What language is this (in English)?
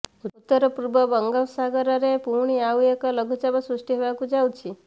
Odia